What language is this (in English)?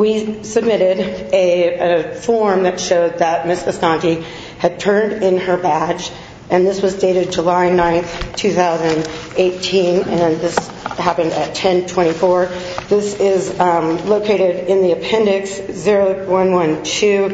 English